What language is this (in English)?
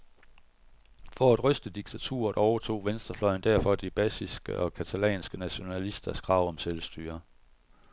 Danish